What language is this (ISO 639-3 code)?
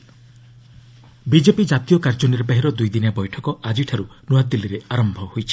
ori